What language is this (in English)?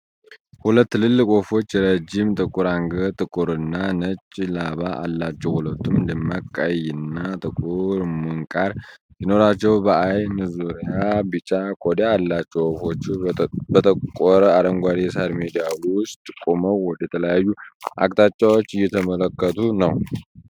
Amharic